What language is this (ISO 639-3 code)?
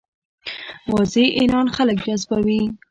pus